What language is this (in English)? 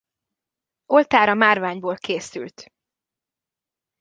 Hungarian